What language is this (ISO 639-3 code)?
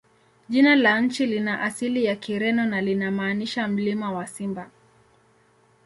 swa